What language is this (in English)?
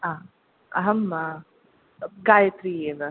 Sanskrit